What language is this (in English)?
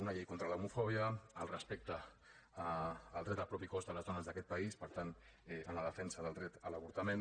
Catalan